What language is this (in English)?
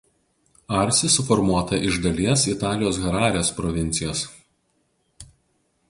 Lithuanian